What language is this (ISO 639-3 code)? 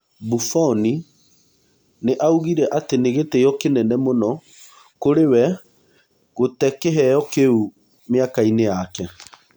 kik